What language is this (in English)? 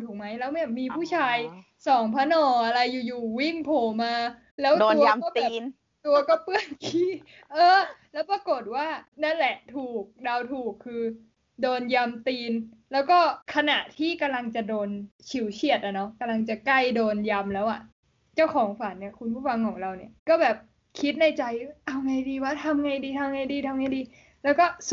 Thai